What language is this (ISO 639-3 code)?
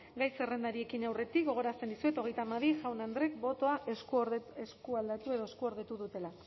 eus